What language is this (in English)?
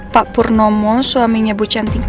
Indonesian